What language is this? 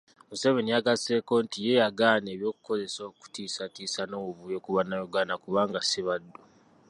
Ganda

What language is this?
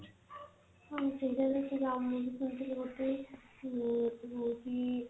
Odia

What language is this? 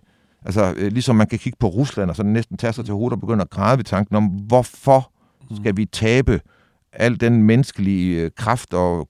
Danish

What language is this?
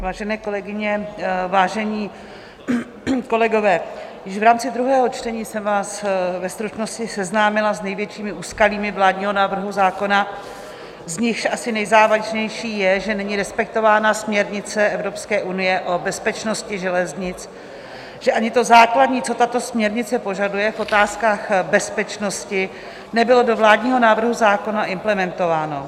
Czech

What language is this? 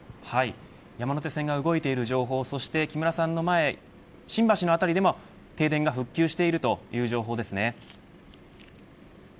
Japanese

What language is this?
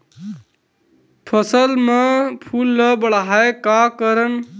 Chhattisgarhi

